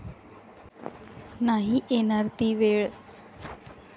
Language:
Marathi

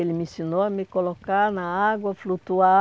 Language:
Portuguese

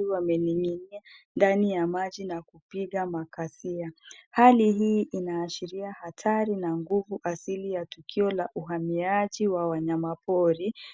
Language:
Swahili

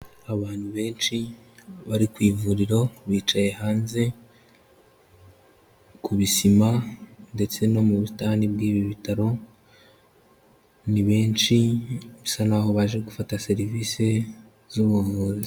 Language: Kinyarwanda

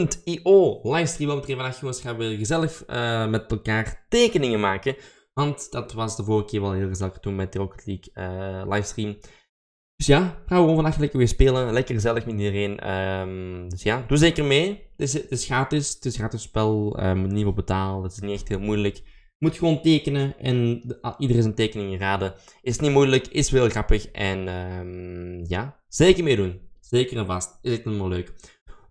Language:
Dutch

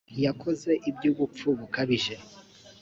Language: Kinyarwanda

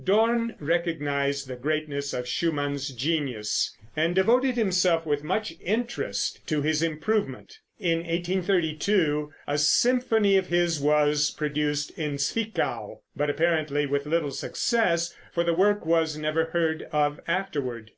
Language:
English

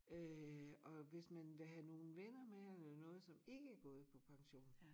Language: Danish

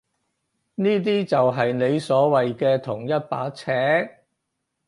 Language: Cantonese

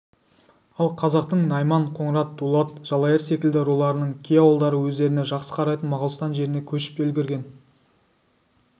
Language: Kazakh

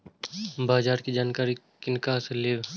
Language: Maithili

